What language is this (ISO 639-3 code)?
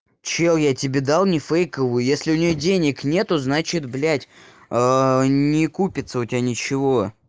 rus